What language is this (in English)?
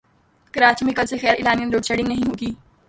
Urdu